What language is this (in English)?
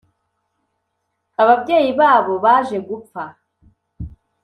Kinyarwanda